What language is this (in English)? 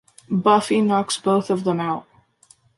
English